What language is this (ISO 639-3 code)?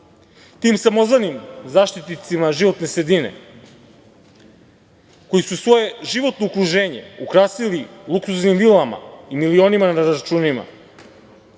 srp